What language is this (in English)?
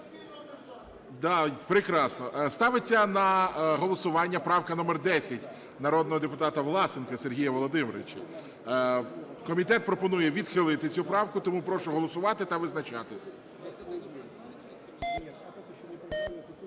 Ukrainian